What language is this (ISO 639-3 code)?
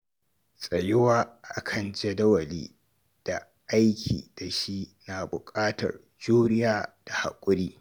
hau